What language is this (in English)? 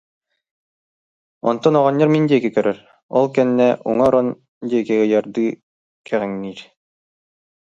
Yakut